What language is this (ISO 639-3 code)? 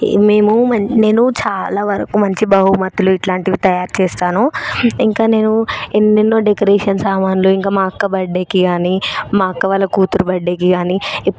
tel